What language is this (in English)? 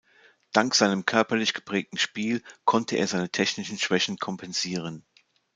German